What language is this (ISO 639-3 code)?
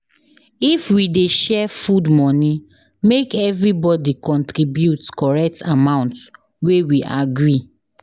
pcm